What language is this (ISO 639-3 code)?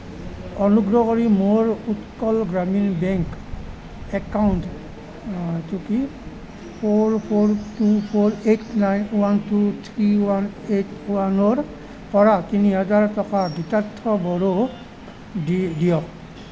asm